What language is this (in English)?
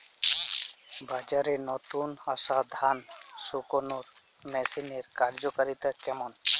Bangla